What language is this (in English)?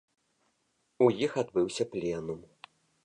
Belarusian